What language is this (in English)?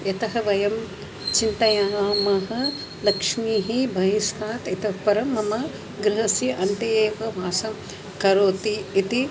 Sanskrit